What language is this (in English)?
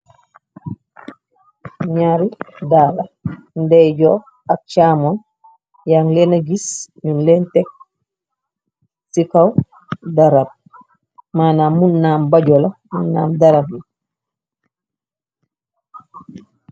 Wolof